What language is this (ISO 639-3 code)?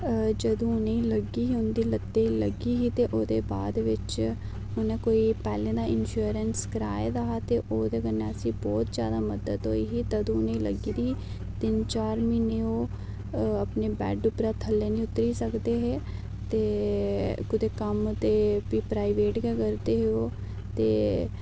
doi